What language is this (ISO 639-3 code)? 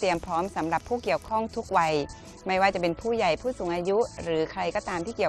tha